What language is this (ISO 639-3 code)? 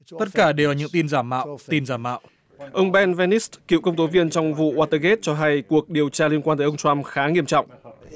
vie